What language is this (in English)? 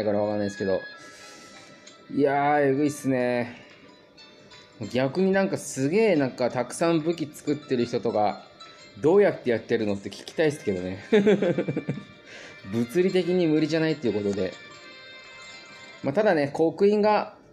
Japanese